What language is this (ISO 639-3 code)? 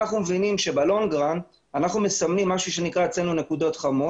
heb